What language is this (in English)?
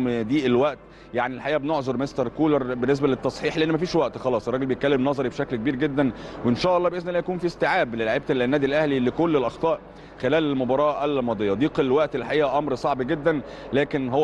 Arabic